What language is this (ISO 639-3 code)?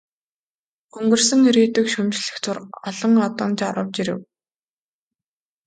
mon